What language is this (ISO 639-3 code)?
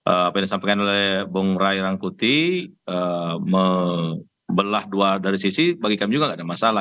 ind